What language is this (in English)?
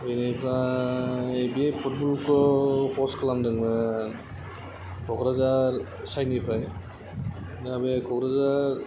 Bodo